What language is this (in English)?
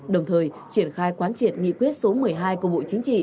Vietnamese